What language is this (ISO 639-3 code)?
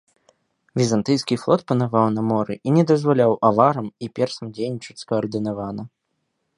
bel